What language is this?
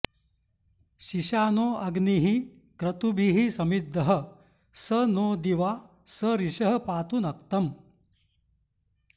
Sanskrit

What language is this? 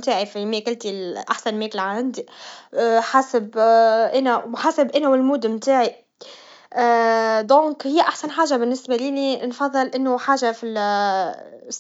Tunisian Arabic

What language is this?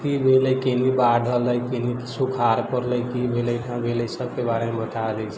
Maithili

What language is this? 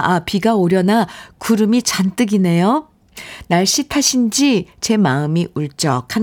Korean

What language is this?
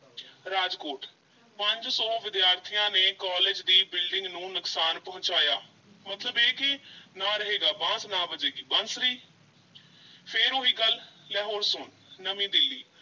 Punjabi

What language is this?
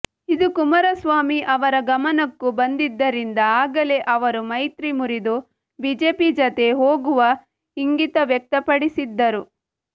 Kannada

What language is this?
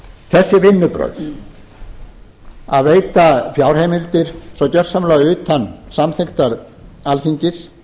Icelandic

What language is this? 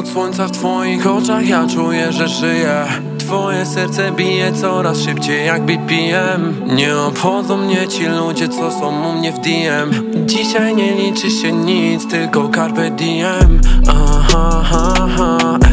Polish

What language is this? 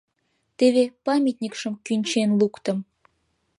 Mari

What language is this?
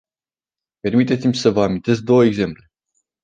Romanian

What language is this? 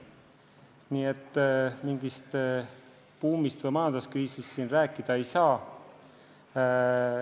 Estonian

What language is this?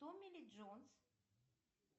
Russian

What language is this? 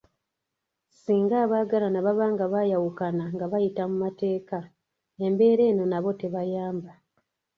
Ganda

